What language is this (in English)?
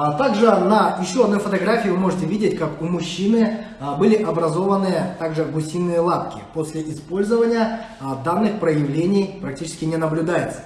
Russian